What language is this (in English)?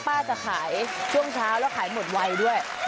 Thai